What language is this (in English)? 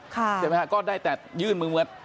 Thai